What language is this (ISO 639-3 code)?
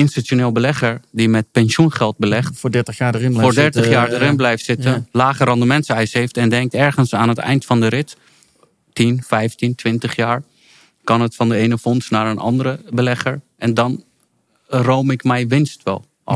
nld